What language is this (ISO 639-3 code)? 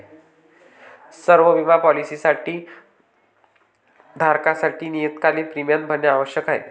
mar